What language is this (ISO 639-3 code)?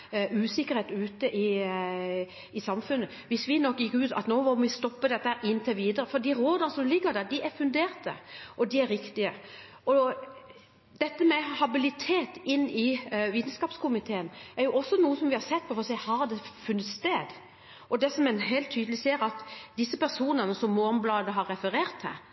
nob